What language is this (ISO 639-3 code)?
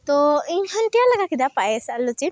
sat